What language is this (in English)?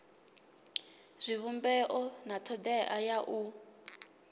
Venda